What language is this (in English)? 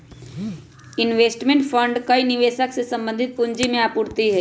Magahi